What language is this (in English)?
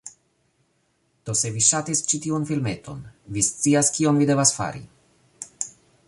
Esperanto